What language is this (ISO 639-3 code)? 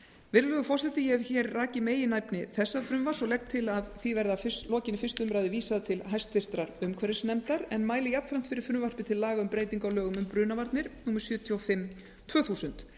isl